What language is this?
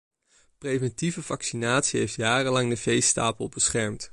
Dutch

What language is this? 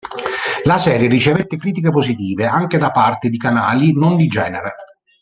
Italian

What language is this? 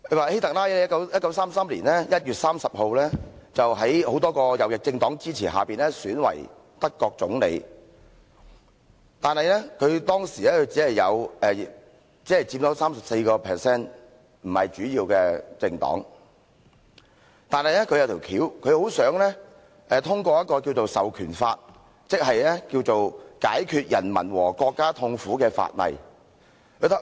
Cantonese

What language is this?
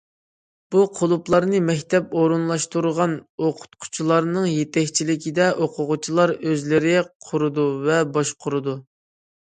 Uyghur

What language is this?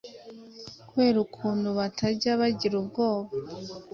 Kinyarwanda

